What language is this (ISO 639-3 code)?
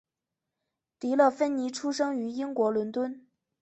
zho